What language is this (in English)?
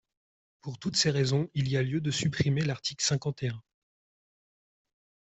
French